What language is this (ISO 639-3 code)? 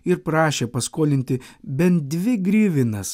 lit